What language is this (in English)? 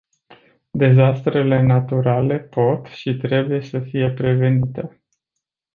Romanian